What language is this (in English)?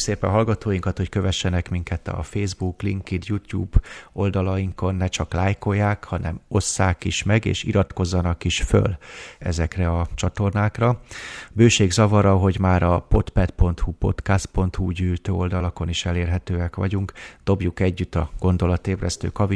Hungarian